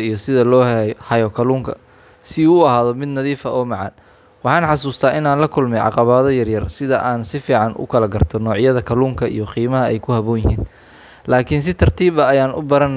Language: Somali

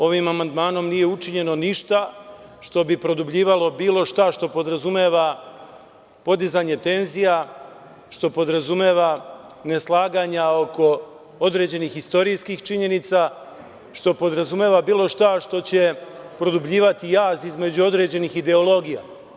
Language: Serbian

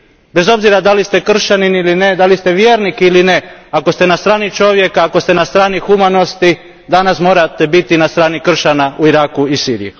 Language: Croatian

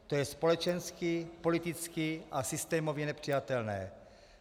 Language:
Czech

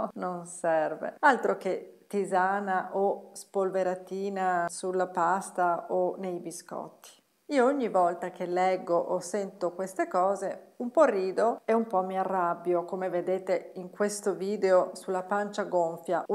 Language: Italian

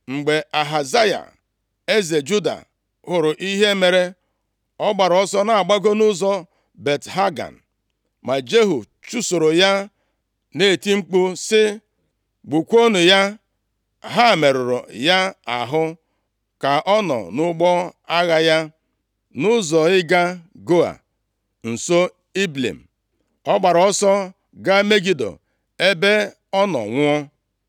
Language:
Igbo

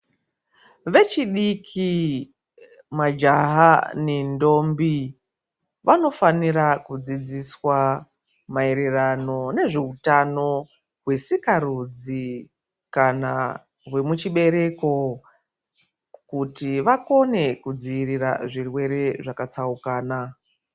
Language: Ndau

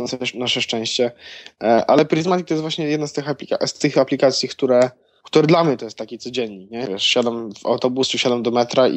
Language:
Polish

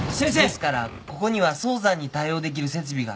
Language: Japanese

